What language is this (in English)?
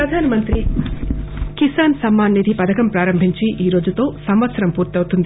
Telugu